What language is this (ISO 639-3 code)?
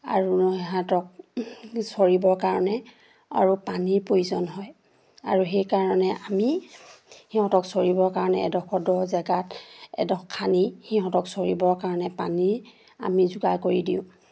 asm